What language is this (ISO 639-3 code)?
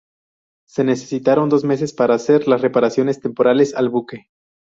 spa